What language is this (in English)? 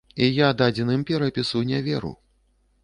Belarusian